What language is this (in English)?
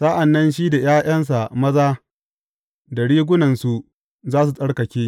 Hausa